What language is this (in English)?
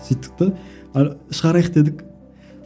Kazakh